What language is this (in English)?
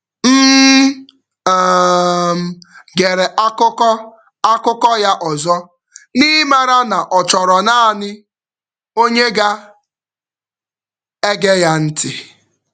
Igbo